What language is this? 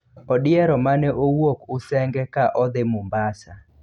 Luo (Kenya and Tanzania)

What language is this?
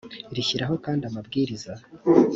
Kinyarwanda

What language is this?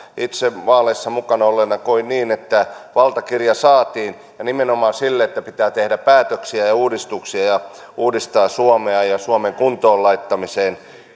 Finnish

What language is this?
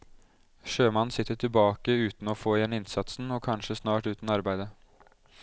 Norwegian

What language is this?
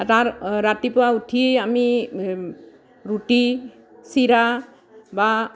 Assamese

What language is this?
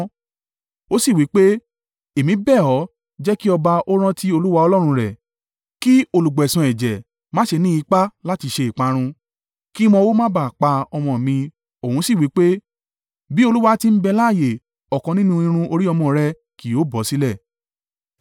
Yoruba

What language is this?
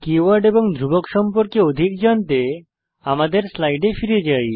Bangla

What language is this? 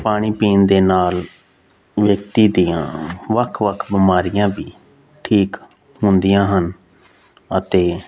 Punjabi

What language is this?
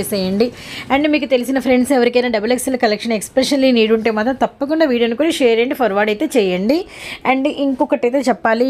Telugu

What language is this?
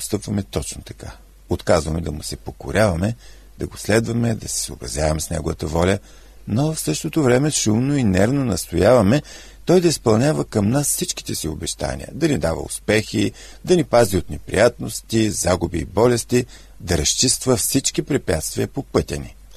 Bulgarian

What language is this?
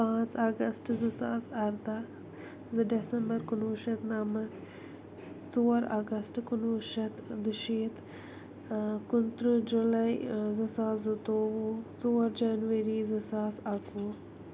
Kashmiri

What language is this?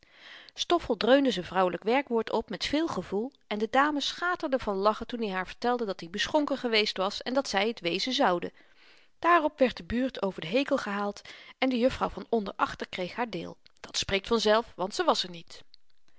Dutch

